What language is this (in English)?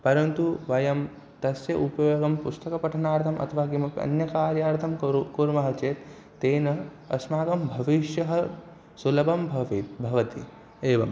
Sanskrit